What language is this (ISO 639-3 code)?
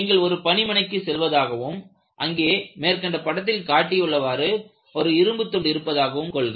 tam